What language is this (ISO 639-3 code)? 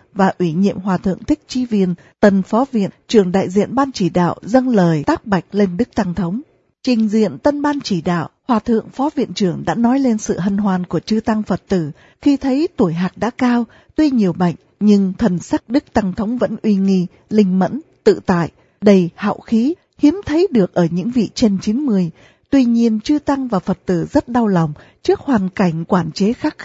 vie